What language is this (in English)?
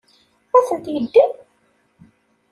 Kabyle